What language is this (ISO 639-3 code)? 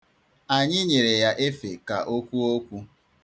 ibo